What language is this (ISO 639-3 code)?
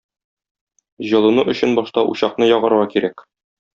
tat